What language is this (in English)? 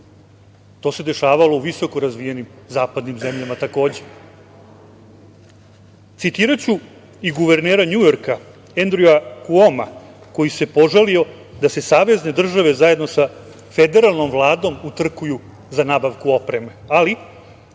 Serbian